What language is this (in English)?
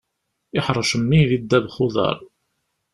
Kabyle